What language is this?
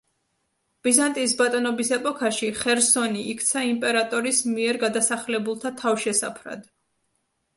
Georgian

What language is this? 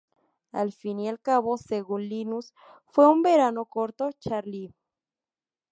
Spanish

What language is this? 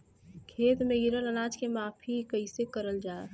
Bhojpuri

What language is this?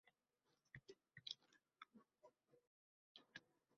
Uzbek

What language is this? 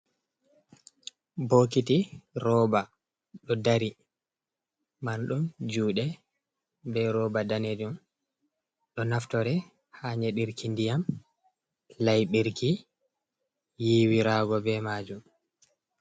Fula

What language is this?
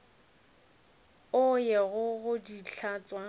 Northern Sotho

